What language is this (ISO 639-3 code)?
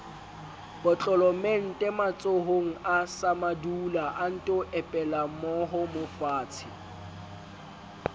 sot